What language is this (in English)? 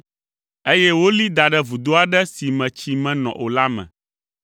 Ewe